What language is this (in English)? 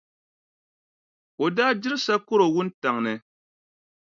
Dagbani